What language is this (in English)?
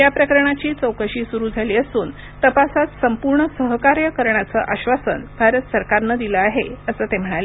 Marathi